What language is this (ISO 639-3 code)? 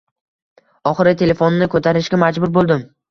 uzb